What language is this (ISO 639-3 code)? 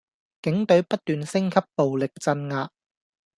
yue